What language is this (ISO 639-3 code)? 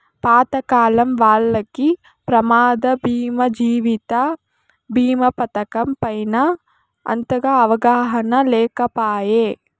tel